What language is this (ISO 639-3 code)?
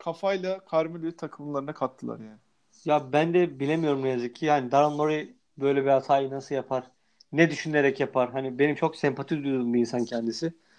tur